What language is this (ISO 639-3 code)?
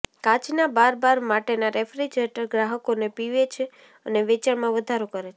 guj